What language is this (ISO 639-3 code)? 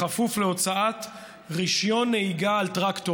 heb